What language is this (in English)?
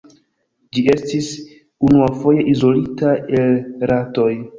Esperanto